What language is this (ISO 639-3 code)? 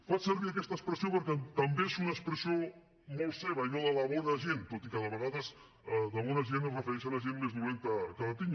cat